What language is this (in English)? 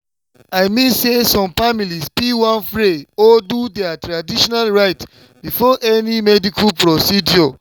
Nigerian Pidgin